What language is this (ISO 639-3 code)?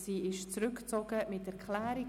gsw